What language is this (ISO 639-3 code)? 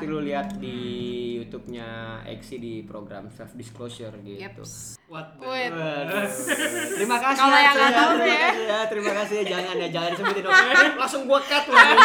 ind